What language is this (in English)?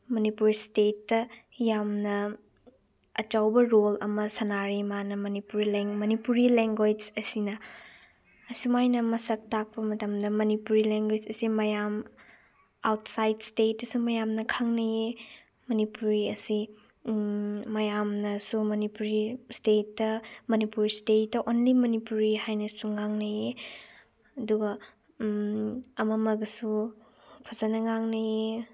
Manipuri